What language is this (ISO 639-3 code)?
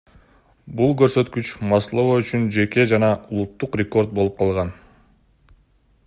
kir